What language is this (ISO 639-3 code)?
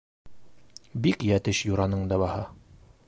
bak